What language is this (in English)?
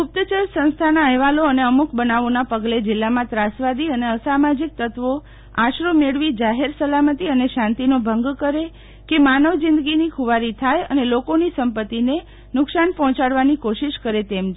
Gujarati